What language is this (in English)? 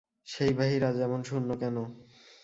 Bangla